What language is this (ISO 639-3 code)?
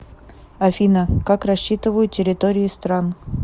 rus